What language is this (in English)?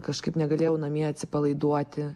Lithuanian